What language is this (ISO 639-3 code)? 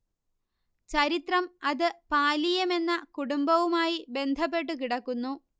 mal